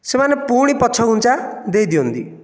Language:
Odia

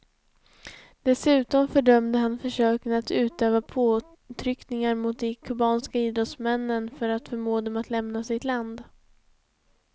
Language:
Swedish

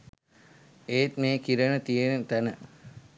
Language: Sinhala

